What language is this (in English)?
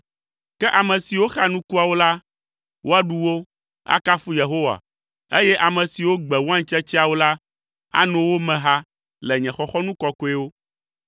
Ewe